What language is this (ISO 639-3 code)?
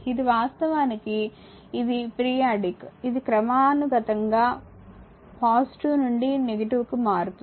tel